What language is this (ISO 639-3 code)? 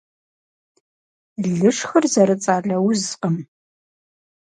kbd